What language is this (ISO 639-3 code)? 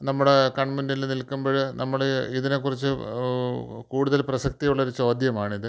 mal